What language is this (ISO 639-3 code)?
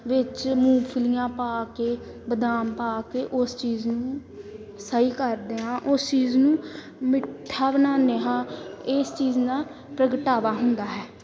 pan